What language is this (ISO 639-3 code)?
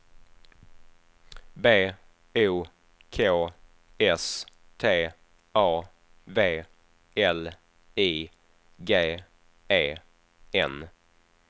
swe